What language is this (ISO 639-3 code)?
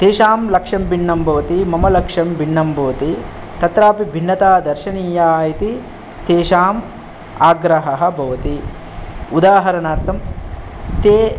san